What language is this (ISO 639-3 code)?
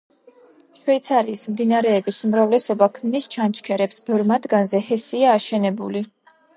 kat